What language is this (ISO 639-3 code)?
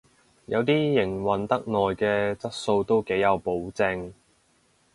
yue